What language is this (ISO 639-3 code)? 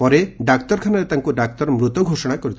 ori